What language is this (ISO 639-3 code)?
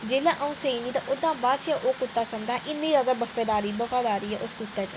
doi